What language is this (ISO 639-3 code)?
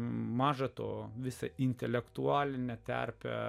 lit